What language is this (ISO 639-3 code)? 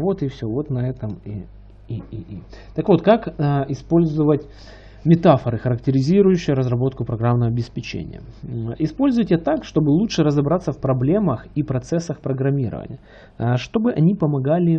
rus